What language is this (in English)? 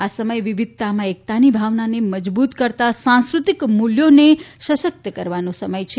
Gujarati